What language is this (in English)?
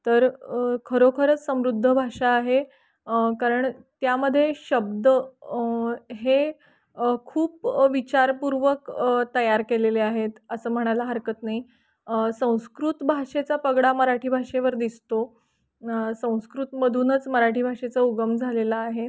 Marathi